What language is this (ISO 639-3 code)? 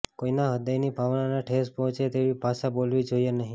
guj